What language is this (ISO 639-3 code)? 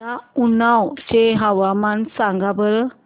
mar